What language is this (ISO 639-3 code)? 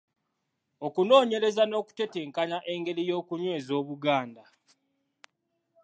lug